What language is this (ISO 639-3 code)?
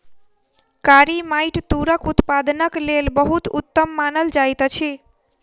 mai